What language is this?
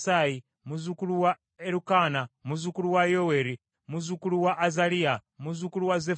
Ganda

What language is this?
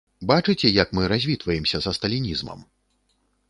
Belarusian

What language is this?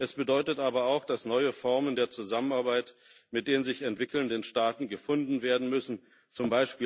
German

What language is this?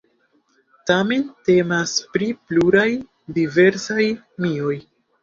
Esperanto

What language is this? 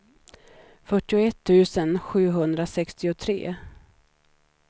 Swedish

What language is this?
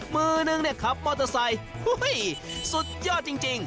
Thai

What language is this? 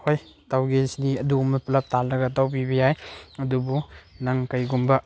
Manipuri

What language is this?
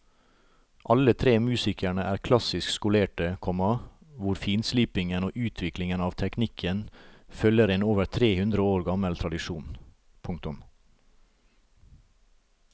Norwegian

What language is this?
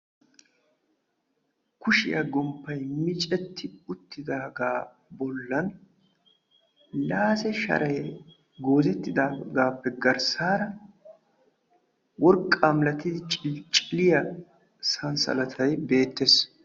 Wolaytta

